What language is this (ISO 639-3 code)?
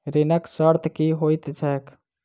mai